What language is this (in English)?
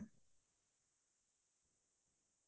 Assamese